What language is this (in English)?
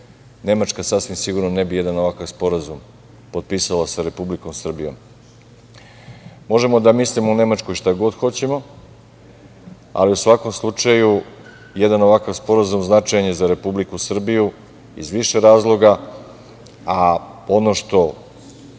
Serbian